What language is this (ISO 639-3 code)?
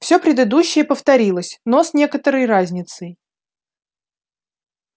rus